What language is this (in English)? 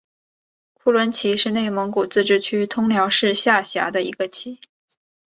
Chinese